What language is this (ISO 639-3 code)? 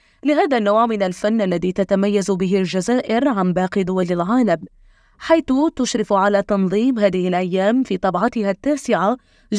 ara